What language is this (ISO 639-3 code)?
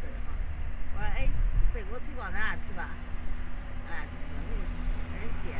zho